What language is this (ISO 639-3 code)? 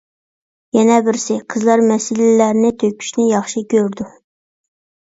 uig